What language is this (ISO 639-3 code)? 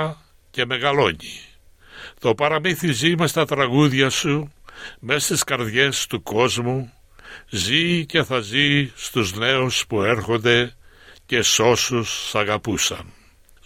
ell